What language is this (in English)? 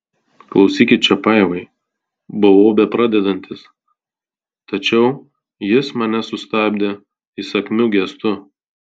Lithuanian